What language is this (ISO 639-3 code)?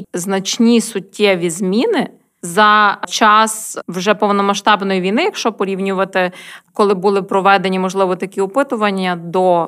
ukr